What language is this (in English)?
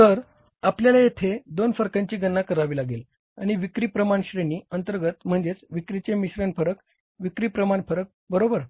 Marathi